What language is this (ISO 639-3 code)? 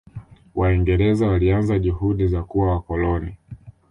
swa